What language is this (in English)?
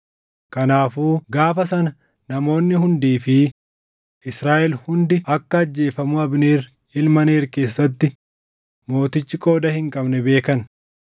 Oromo